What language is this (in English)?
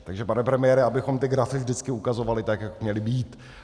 Czech